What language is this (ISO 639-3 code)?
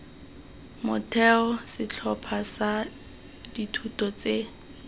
tsn